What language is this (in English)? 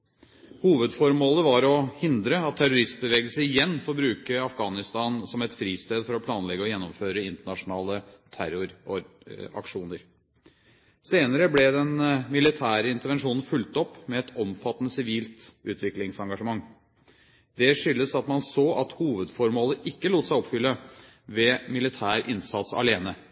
Norwegian Bokmål